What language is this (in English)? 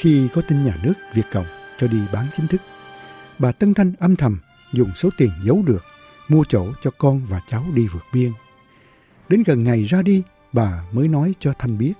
Vietnamese